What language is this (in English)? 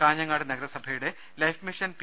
Malayalam